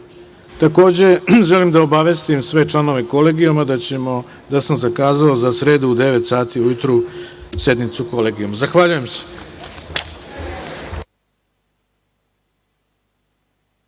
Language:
Serbian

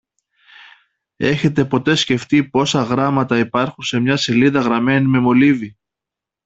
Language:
Greek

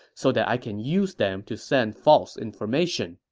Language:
English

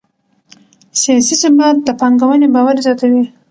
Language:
Pashto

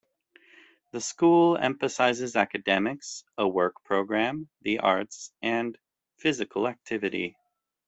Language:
English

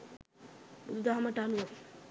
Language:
Sinhala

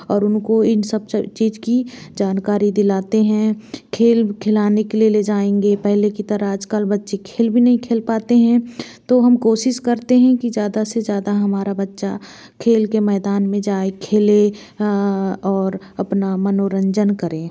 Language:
Hindi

